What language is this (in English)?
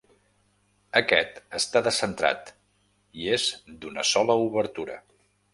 Catalan